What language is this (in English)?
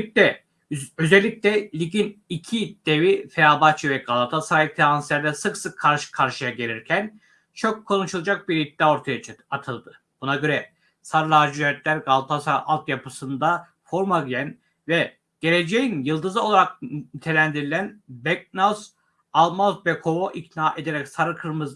Turkish